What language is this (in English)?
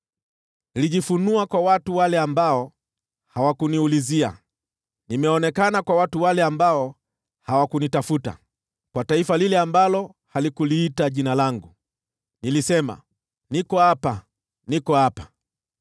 Swahili